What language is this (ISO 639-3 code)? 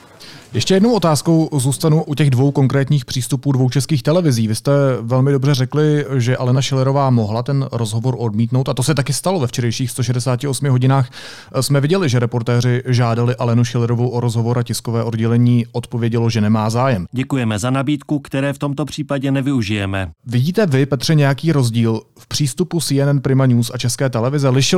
ces